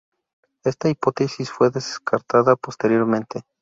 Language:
Spanish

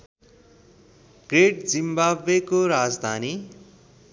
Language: Nepali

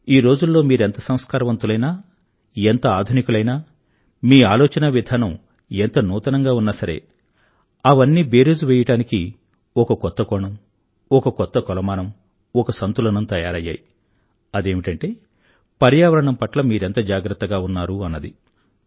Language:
Telugu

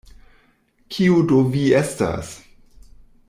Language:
Esperanto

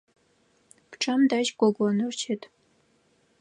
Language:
Adyghe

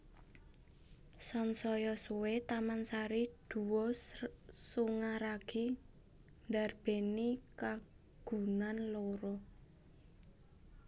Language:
Javanese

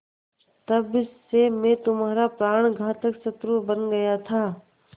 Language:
Hindi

